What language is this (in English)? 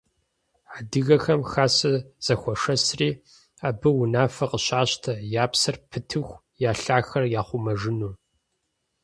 Kabardian